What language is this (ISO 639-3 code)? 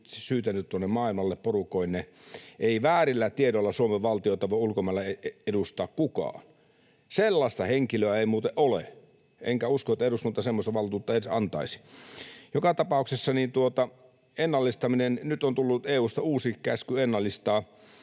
fin